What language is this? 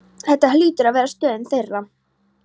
Icelandic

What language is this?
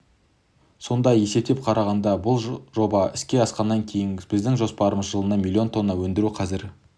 Kazakh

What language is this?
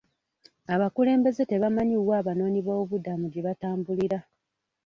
Ganda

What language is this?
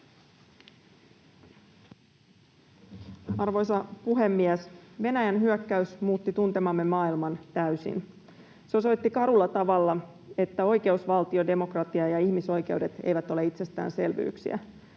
Finnish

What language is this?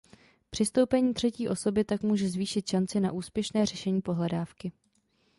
Czech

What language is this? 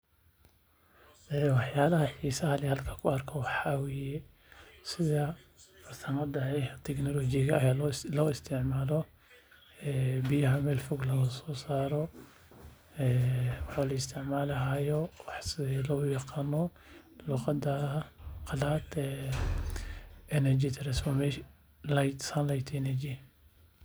Somali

